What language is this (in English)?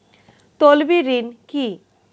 Bangla